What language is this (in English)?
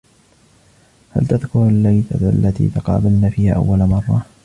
Arabic